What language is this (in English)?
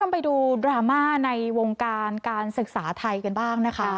Thai